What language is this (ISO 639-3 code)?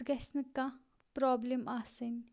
kas